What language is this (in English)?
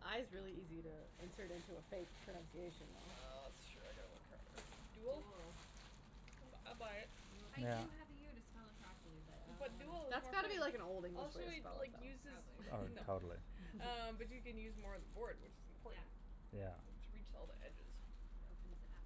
English